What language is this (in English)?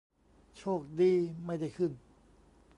Thai